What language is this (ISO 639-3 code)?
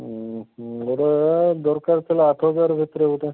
ori